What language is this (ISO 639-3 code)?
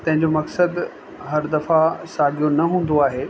snd